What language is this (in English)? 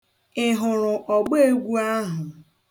Igbo